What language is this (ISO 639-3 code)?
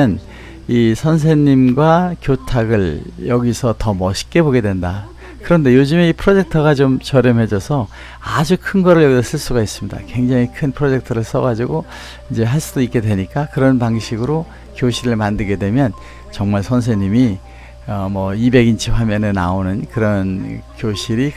kor